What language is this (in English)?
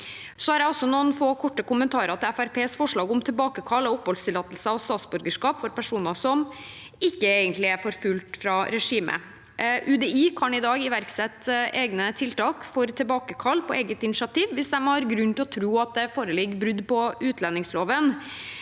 Norwegian